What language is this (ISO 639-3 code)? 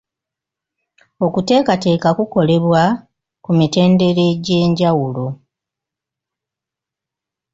lug